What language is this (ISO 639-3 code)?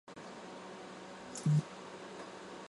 zho